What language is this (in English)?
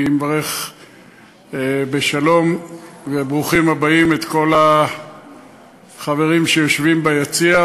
Hebrew